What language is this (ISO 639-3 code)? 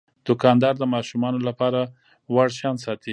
pus